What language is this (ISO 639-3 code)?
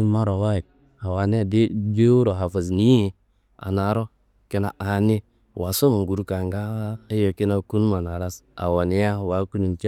kbl